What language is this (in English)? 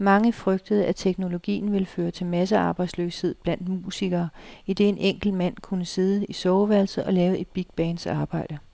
Danish